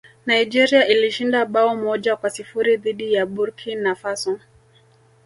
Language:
Swahili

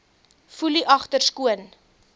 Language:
Afrikaans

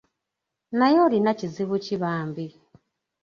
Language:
Ganda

